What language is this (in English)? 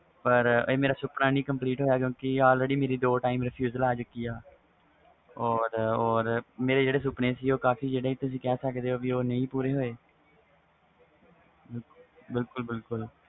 Punjabi